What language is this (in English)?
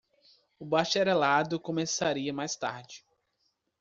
Portuguese